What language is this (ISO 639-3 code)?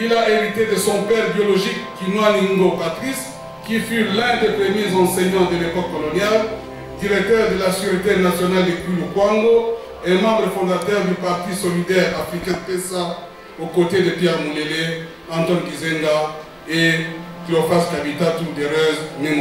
fra